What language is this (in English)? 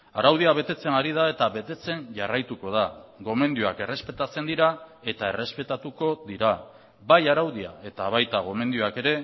Basque